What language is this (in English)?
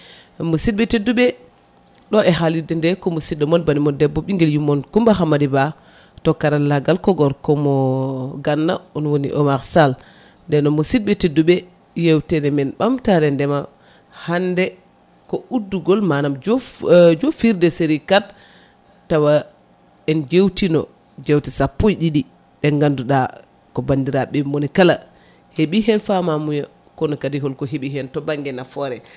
Fula